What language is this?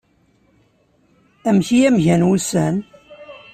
Kabyle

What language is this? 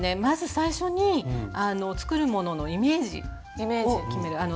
Japanese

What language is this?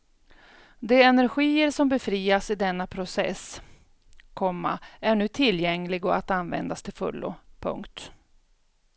Swedish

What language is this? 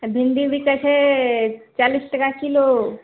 Maithili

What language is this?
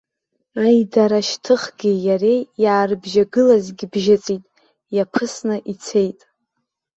Abkhazian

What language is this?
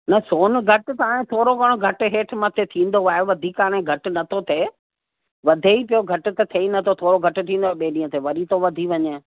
Sindhi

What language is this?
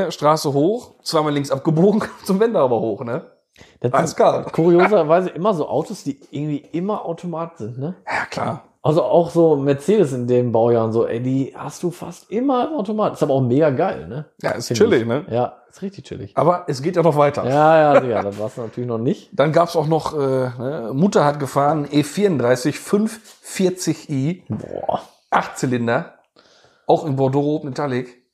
German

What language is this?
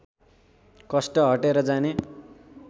Nepali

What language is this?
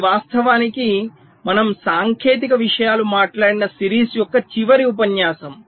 Telugu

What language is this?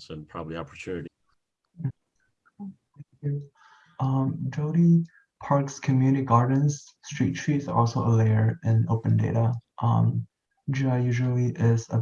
English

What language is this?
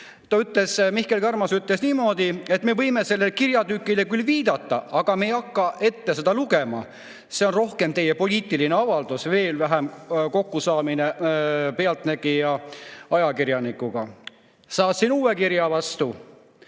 Estonian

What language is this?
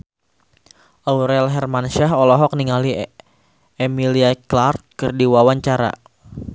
Sundanese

